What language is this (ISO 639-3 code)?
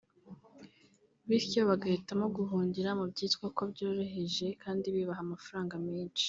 kin